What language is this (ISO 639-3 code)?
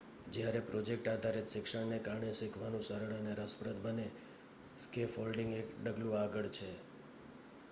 guj